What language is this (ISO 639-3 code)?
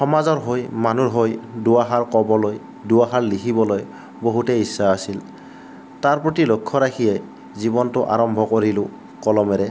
asm